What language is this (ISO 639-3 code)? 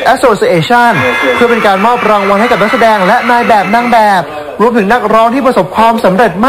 tha